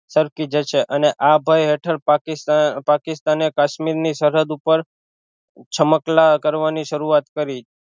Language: Gujarati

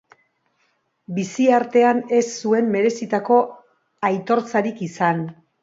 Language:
Basque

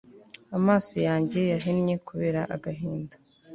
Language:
Kinyarwanda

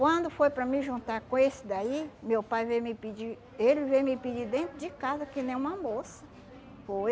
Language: Portuguese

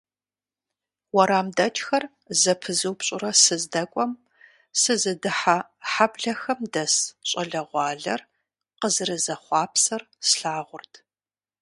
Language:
Kabardian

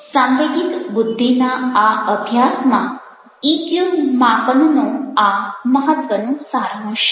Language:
Gujarati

